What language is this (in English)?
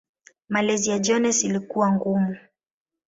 Swahili